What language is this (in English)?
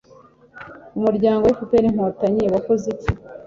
Kinyarwanda